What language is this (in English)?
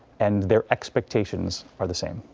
English